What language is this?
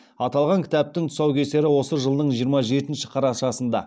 Kazakh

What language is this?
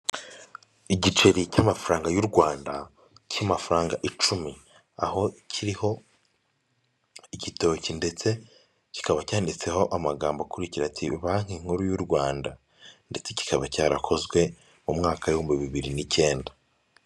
Kinyarwanda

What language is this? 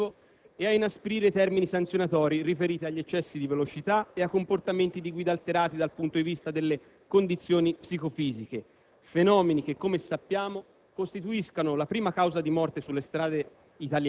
Italian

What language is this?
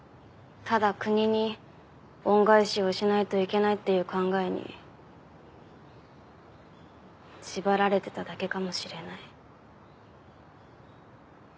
Japanese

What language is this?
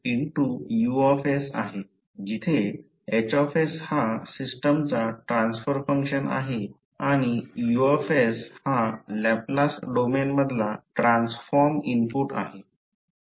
Marathi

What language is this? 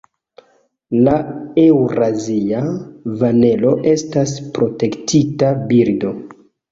Esperanto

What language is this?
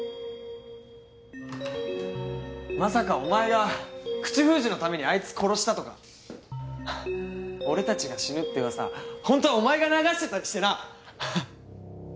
Japanese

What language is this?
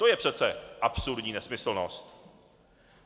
Czech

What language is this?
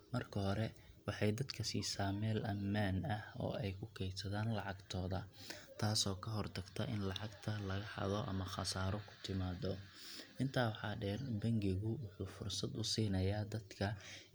Somali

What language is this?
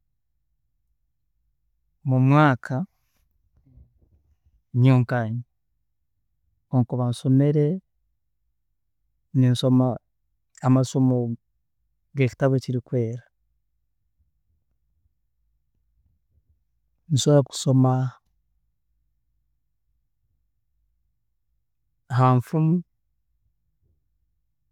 Tooro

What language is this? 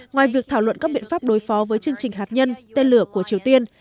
Vietnamese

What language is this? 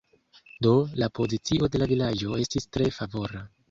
Esperanto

